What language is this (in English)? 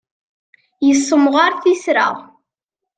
Kabyle